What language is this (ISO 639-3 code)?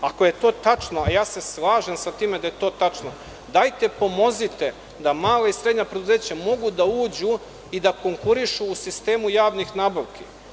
srp